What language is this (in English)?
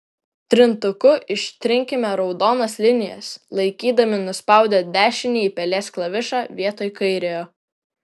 Lithuanian